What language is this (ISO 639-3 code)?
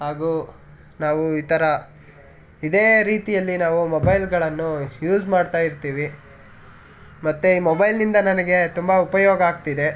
kan